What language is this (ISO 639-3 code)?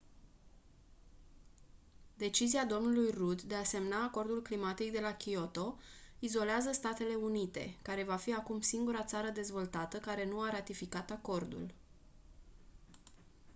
ron